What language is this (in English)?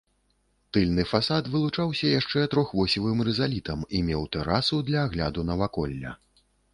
Belarusian